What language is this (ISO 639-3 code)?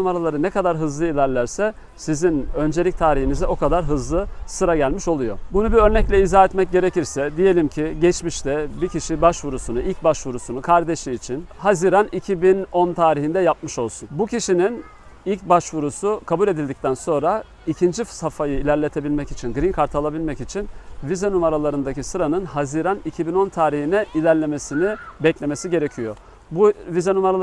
tur